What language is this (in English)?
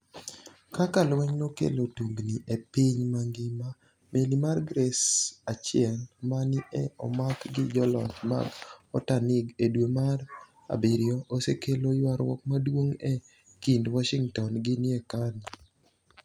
Luo (Kenya and Tanzania)